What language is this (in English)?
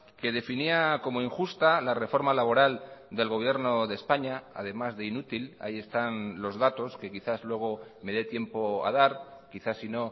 Spanish